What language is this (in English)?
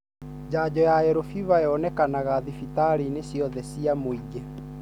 Kikuyu